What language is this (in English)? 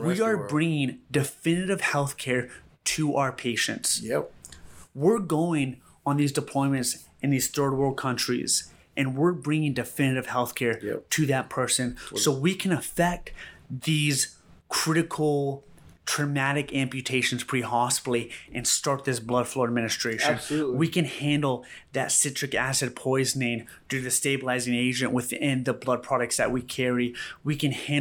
English